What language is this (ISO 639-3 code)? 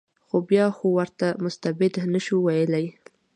pus